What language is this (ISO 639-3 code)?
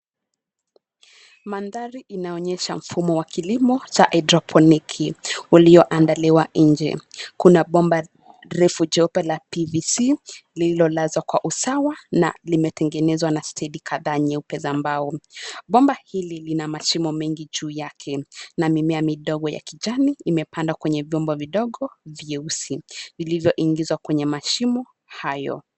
swa